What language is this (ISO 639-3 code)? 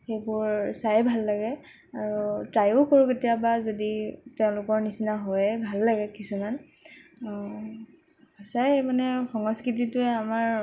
asm